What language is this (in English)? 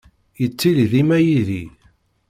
Kabyle